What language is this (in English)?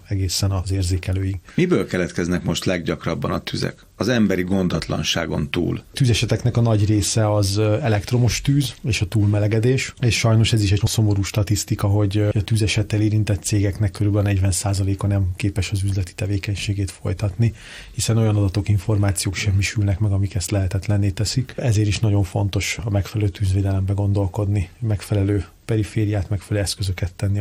Hungarian